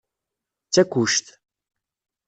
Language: Kabyle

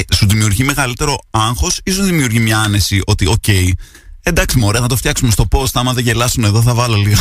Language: Greek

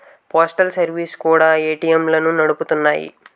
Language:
Telugu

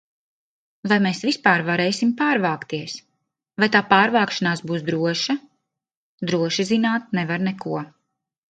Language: Latvian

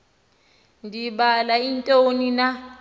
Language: Xhosa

